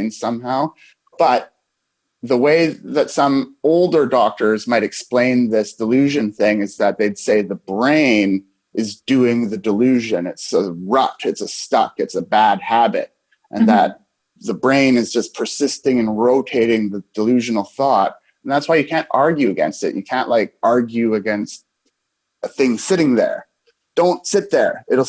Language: English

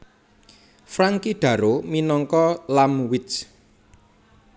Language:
Javanese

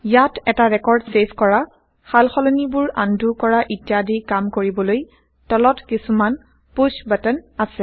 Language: Assamese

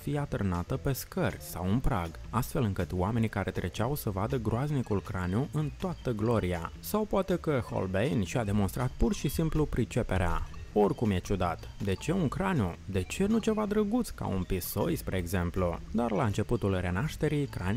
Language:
Romanian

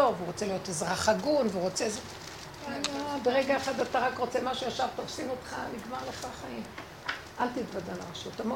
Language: Hebrew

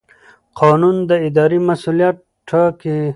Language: Pashto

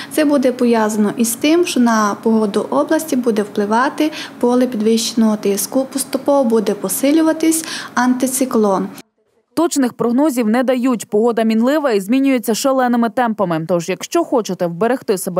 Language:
Ukrainian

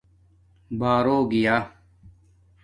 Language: Domaaki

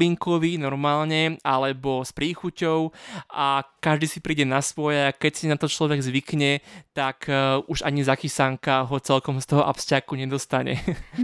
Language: Slovak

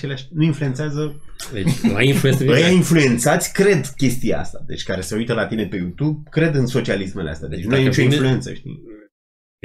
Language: Romanian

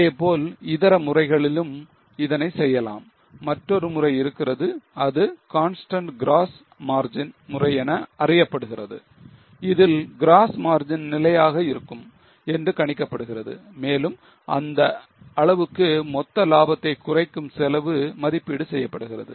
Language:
Tamil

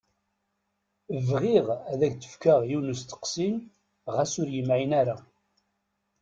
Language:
Kabyle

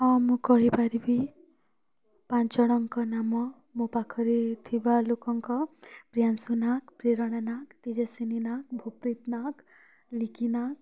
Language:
Odia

